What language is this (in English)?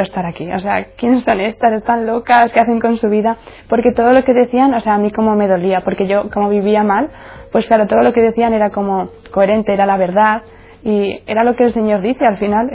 Spanish